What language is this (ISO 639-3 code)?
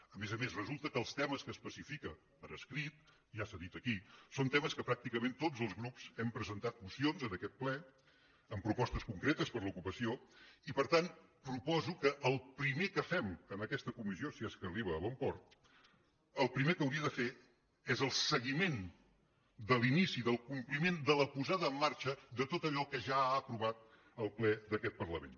cat